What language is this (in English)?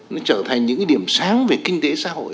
Vietnamese